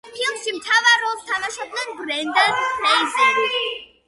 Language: Georgian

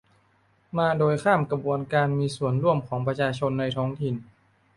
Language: Thai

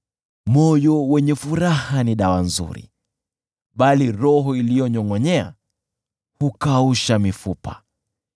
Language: Swahili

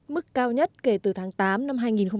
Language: Vietnamese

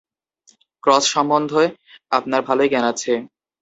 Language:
Bangla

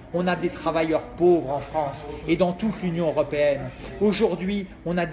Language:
French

